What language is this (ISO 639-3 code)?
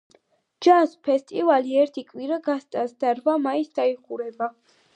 kat